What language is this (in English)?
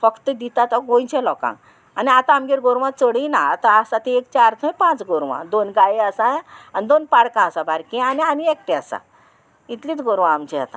Konkani